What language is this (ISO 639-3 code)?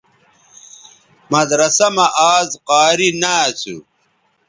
btv